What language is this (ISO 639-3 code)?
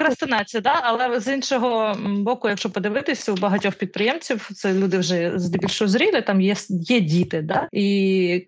ukr